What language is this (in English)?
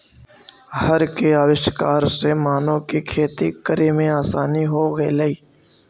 Magahi